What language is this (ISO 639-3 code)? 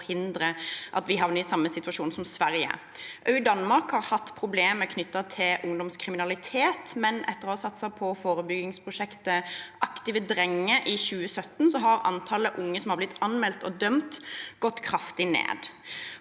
nor